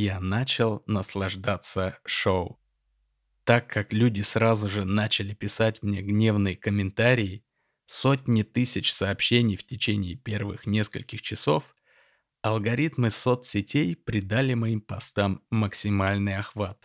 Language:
Russian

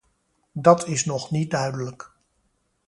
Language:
Dutch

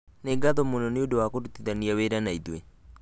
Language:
Kikuyu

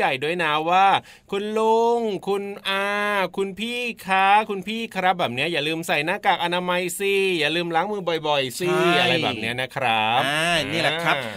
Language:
Thai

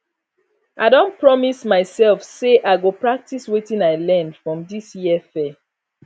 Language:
Nigerian Pidgin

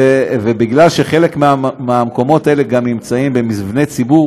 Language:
Hebrew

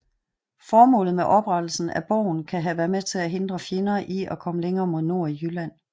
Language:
Danish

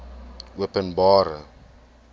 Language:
Afrikaans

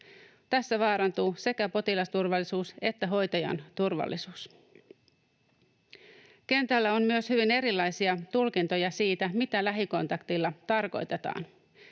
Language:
Finnish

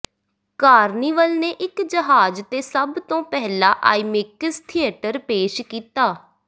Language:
Punjabi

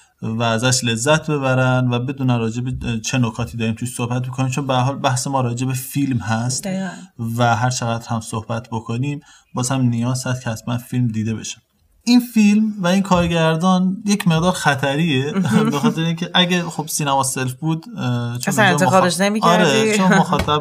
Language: Persian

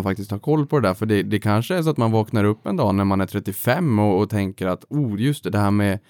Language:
Swedish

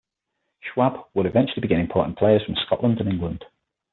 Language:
English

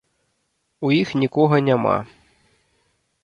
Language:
Belarusian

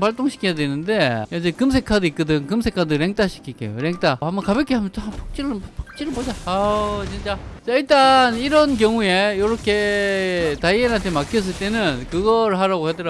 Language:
Korean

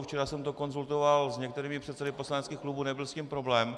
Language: Czech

